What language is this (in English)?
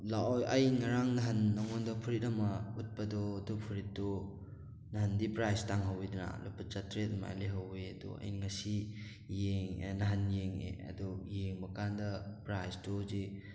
Manipuri